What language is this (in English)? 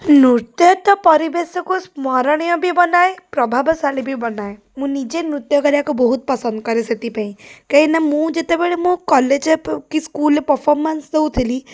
Odia